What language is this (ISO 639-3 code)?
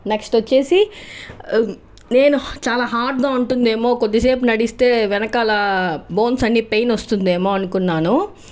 tel